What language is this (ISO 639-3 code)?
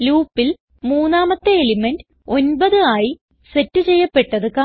mal